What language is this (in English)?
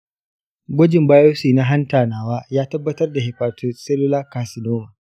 Hausa